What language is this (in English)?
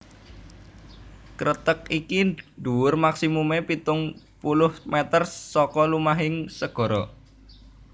Javanese